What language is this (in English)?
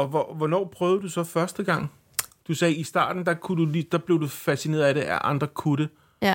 Danish